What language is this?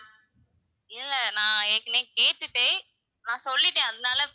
Tamil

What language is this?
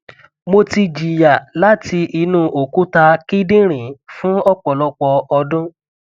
Yoruba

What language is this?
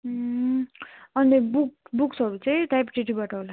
Nepali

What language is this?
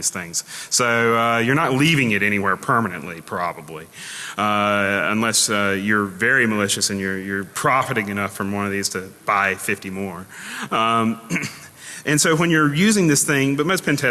English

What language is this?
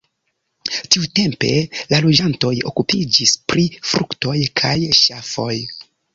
Esperanto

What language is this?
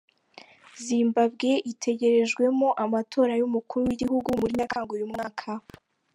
Kinyarwanda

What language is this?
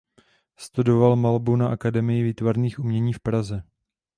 Czech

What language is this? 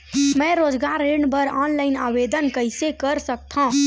Chhattisgarhi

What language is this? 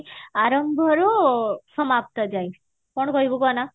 Odia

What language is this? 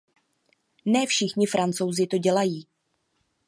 Czech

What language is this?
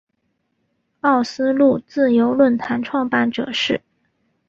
Chinese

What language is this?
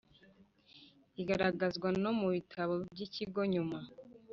Kinyarwanda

